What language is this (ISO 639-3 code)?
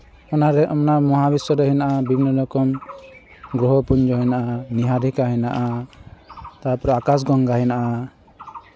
sat